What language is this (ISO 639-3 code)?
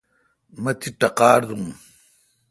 xka